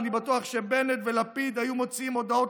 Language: Hebrew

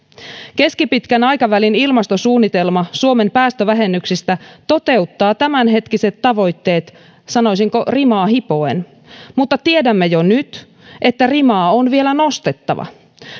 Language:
Finnish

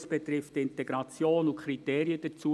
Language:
Swiss German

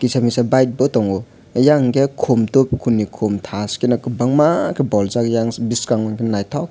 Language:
Kok Borok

